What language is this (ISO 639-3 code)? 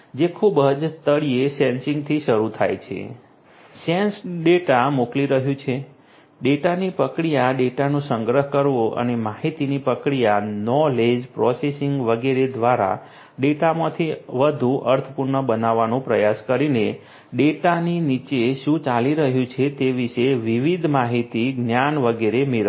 guj